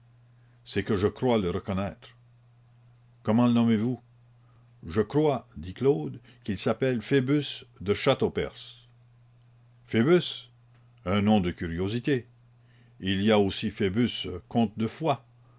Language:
French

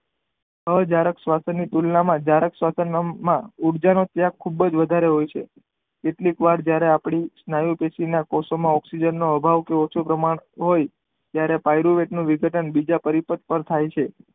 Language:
Gujarati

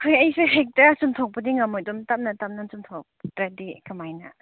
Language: Manipuri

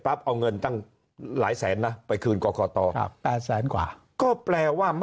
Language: Thai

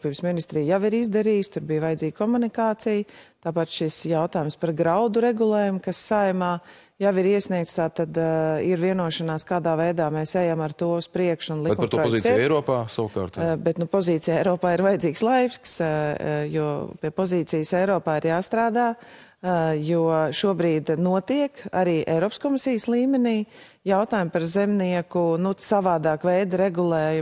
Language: Latvian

